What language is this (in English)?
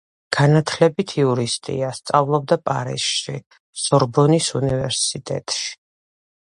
Georgian